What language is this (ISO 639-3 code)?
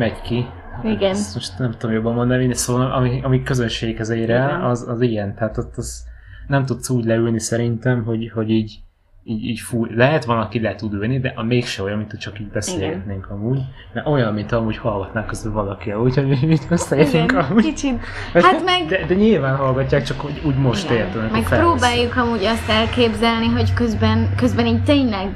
hun